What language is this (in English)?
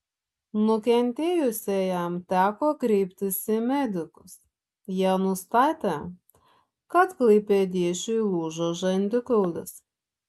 Lithuanian